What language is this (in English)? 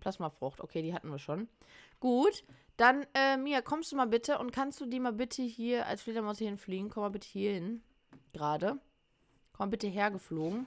German